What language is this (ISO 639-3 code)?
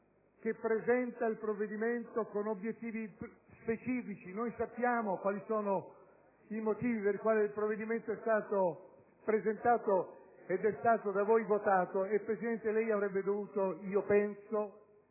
ita